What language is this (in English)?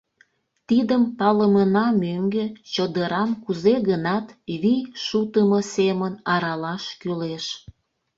Mari